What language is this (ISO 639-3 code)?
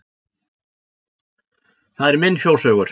isl